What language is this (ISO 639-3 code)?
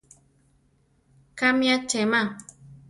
tar